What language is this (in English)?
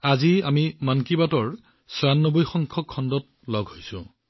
Assamese